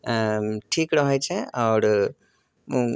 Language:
Maithili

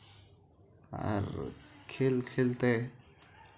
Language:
Santali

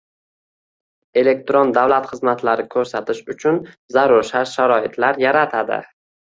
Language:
Uzbek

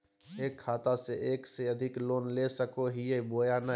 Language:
Magahi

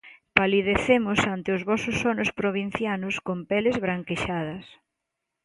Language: Galician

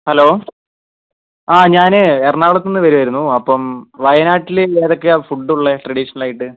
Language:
Malayalam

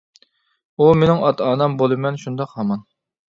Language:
Uyghur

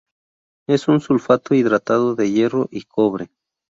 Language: Spanish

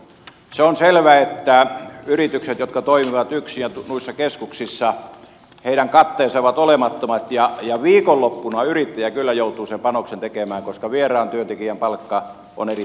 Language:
Finnish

